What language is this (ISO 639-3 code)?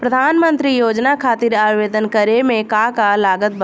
bho